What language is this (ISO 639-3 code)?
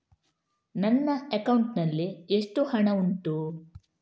kan